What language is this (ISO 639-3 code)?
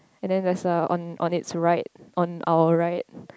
eng